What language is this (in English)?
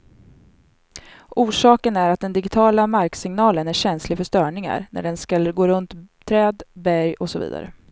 Swedish